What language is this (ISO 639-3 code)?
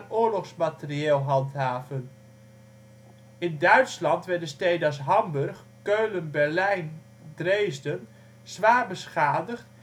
nld